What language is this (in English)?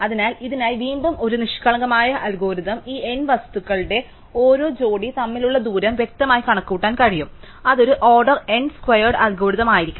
Malayalam